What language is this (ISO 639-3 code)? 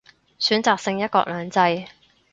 yue